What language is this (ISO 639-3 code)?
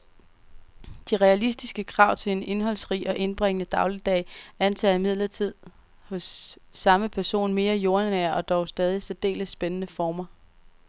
dan